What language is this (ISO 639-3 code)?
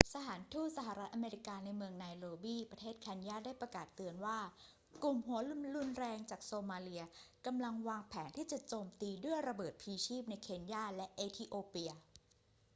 tha